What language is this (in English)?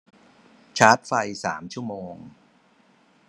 Thai